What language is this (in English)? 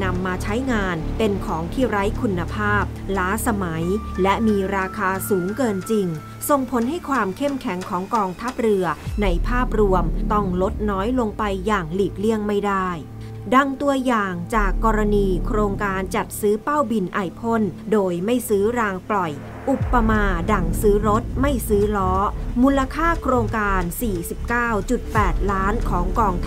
Thai